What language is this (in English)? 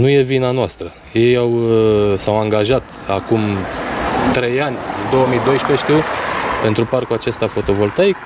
Romanian